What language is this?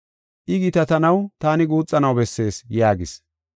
Gofa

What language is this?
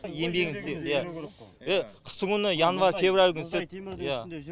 Kazakh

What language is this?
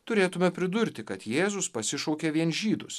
Lithuanian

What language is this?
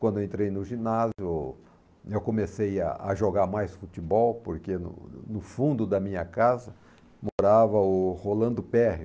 Portuguese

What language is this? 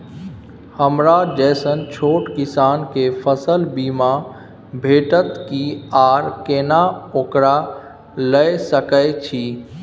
Maithili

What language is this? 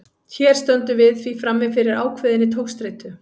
Icelandic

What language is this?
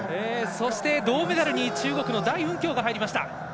Japanese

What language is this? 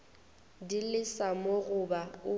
Northern Sotho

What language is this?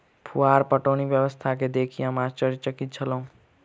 Maithili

